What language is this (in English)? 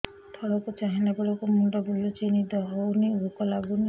Odia